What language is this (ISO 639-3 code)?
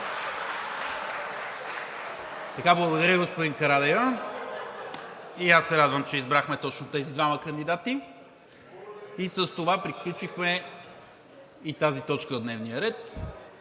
bul